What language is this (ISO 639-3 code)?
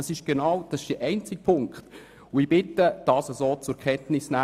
gsw